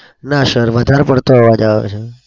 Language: Gujarati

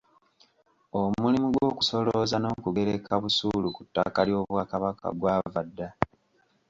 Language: Ganda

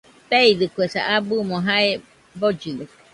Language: Nüpode Huitoto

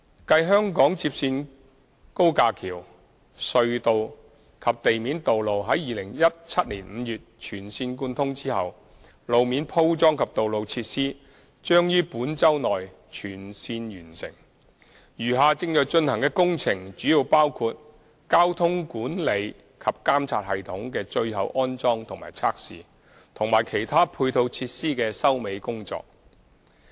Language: Cantonese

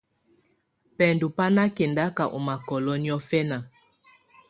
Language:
Tunen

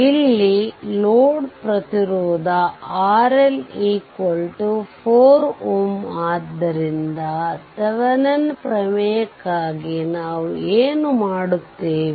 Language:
Kannada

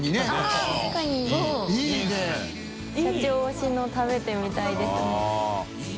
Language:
Japanese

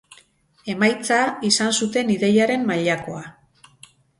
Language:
Basque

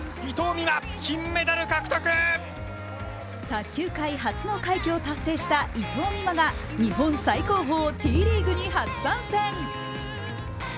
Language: Japanese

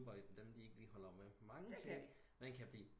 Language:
Danish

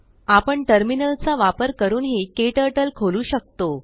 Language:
Marathi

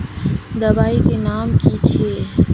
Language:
Magahi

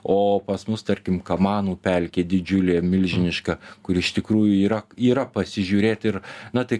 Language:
Lithuanian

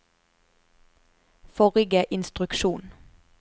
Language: Norwegian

